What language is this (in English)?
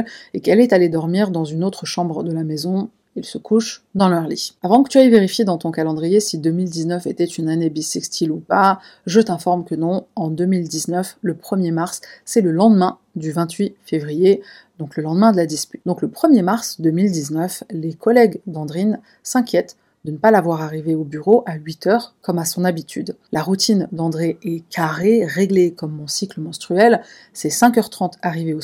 French